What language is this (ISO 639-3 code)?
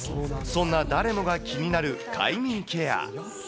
jpn